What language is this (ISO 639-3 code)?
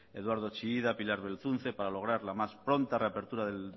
spa